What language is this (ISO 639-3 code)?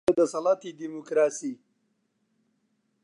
ckb